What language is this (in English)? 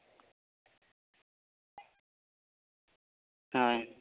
Santali